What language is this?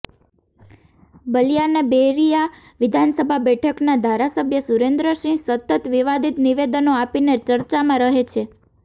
Gujarati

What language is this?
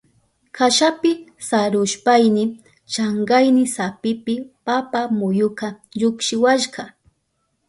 Southern Pastaza Quechua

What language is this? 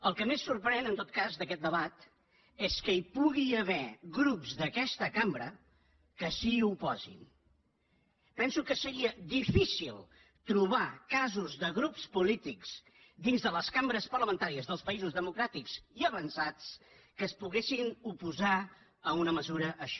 Catalan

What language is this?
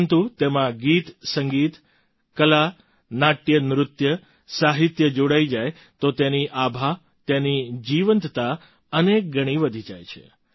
Gujarati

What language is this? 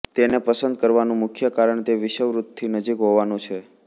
Gujarati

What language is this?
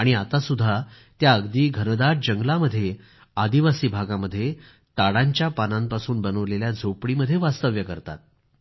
Marathi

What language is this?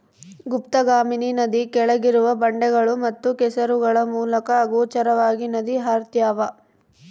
Kannada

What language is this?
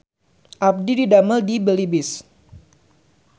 Sundanese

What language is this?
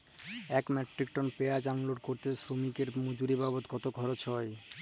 Bangla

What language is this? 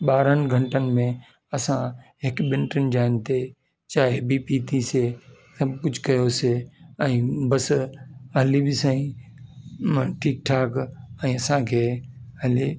Sindhi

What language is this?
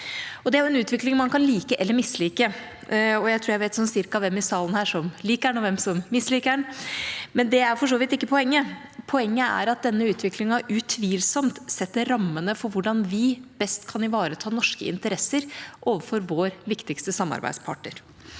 Norwegian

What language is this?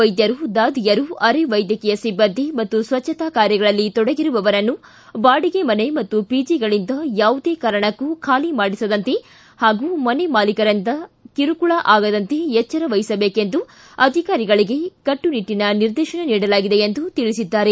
Kannada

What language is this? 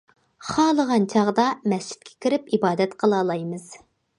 Uyghur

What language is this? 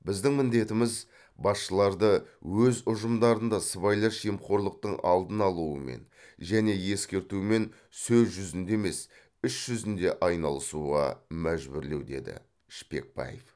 Kazakh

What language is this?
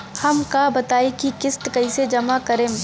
Bhojpuri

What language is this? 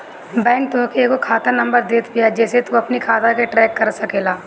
Bhojpuri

